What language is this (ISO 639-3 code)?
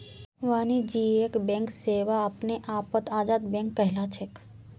mag